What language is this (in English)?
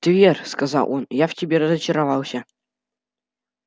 Russian